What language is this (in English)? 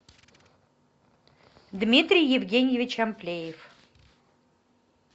Russian